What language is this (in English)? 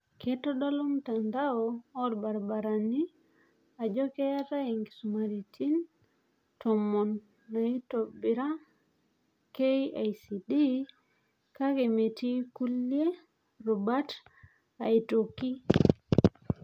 Masai